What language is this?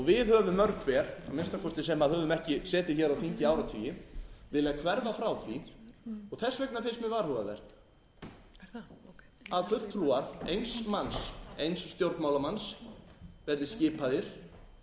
Icelandic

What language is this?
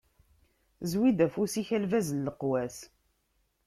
Kabyle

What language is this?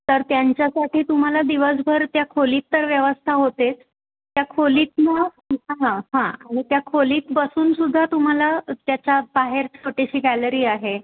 Marathi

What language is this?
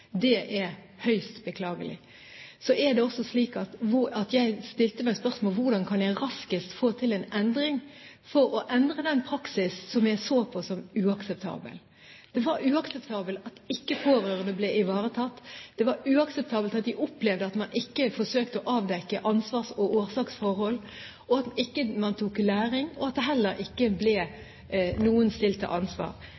Norwegian Bokmål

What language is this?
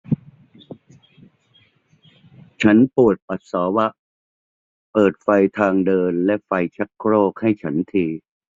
Thai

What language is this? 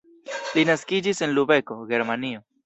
Esperanto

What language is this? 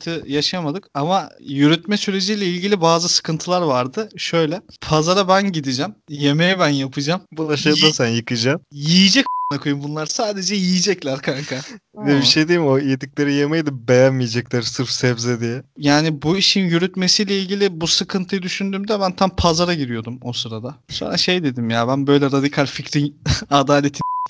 Turkish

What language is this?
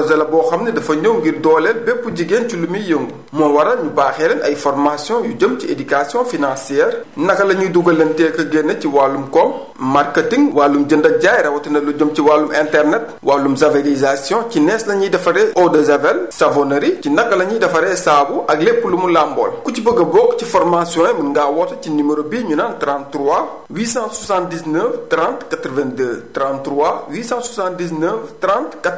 Wolof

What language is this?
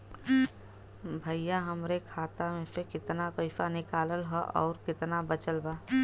Bhojpuri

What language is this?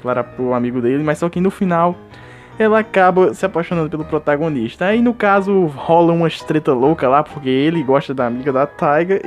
Portuguese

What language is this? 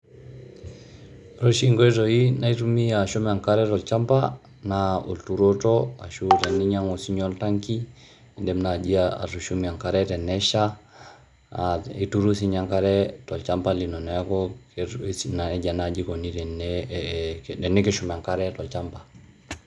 Masai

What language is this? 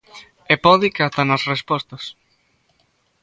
Galician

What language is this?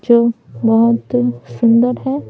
Hindi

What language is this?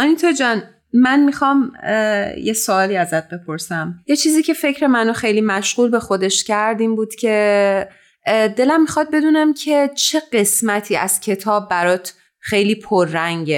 Persian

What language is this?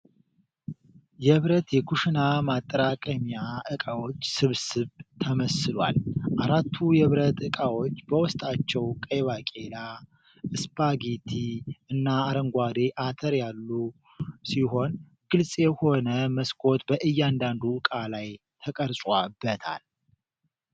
Amharic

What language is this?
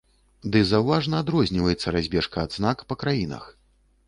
Belarusian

